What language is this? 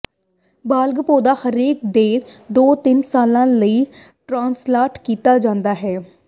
Punjabi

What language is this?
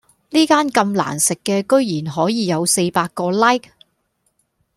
Cantonese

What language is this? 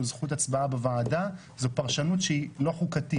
Hebrew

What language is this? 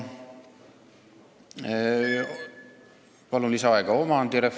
Estonian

